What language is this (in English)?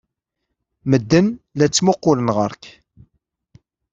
Kabyle